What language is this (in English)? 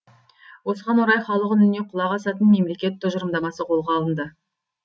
Kazakh